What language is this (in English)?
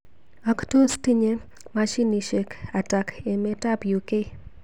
Kalenjin